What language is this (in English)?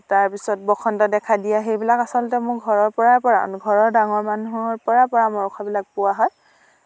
Assamese